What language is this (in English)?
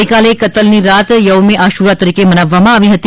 Gujarati